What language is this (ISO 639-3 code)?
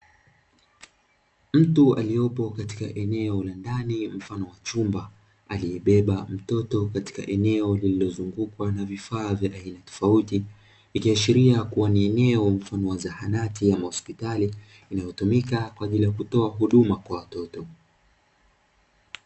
swa